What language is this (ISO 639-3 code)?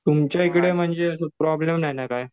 mar